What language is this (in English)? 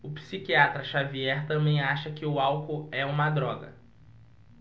Portuguese